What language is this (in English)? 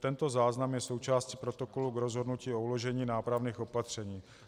Czech